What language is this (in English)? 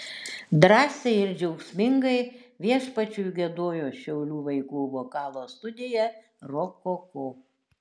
Lithuanian